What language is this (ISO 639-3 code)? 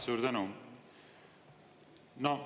est